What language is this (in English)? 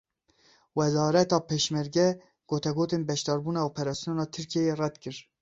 Kurdish